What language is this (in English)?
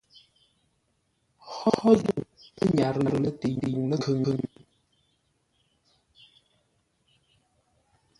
Ngombale